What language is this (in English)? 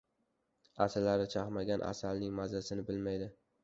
Uzbek